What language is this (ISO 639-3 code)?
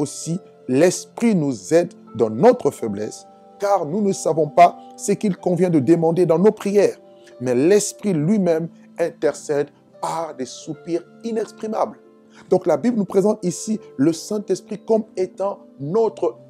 fra